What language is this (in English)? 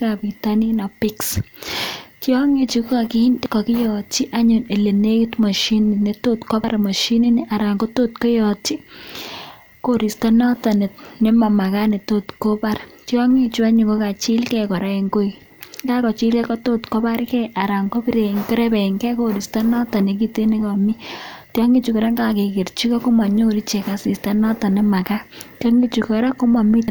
Kalenjin